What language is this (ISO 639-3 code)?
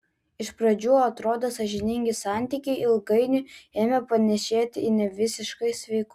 lit